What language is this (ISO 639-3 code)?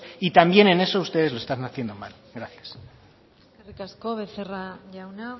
spa